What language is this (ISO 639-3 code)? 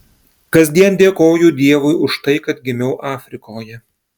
lit